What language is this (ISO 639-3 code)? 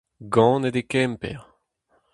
bre